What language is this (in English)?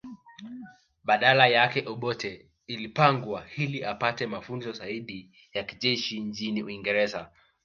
Swahili